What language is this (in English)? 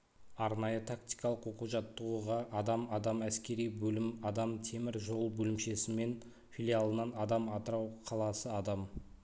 Kazakh